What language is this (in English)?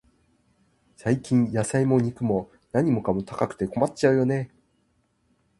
Japanese